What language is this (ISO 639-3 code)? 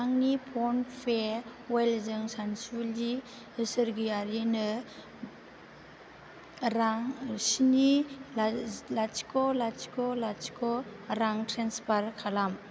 brx